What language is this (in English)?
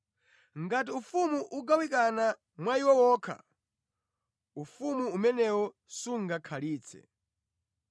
Nyanja